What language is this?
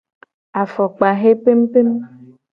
Gen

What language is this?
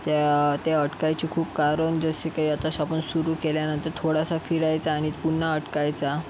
Marathi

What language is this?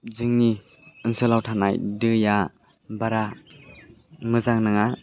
Bodo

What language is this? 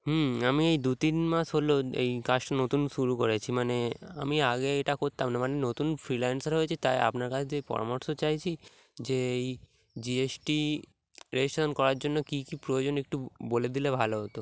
Bangla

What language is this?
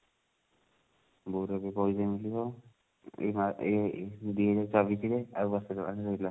Odia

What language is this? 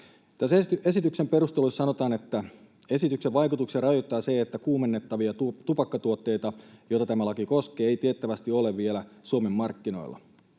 Finnish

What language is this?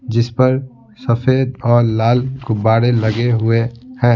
Hindi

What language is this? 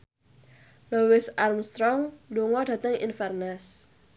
Javanese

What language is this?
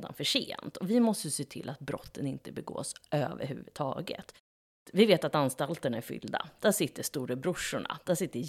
Swedish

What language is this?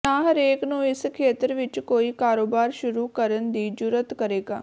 Punjabi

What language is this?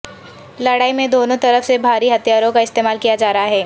Urdu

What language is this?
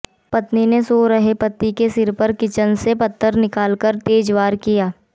Hindi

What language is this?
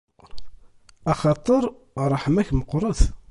Kabyle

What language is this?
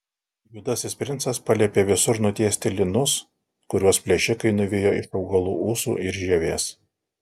Lithuanian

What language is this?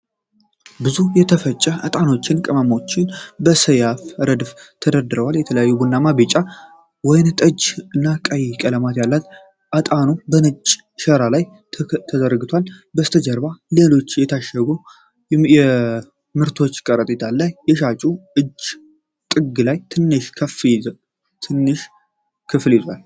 Amharic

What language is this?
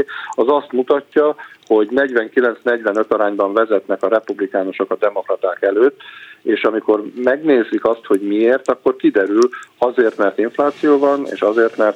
Hungarian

